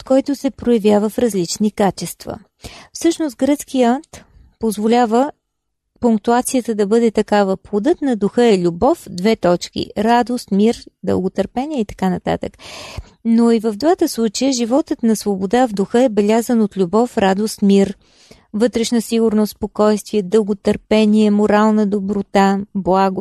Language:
Bulgarian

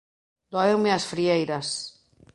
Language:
Galician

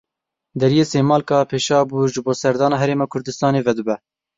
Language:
Kurdish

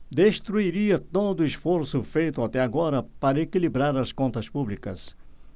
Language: Portuguese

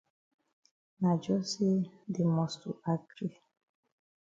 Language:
Cameroon Pidgin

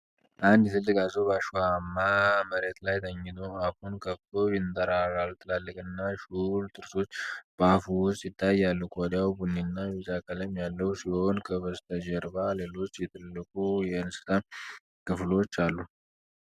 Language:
Amharic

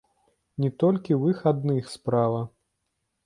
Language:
Belarusian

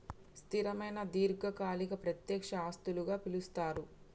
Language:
Telugu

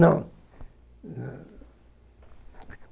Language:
Portuguese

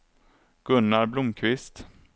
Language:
Swedish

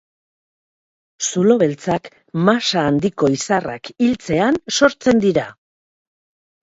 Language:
Basque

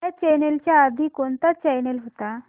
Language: Marathi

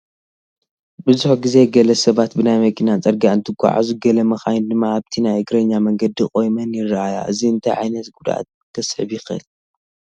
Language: Tigrinya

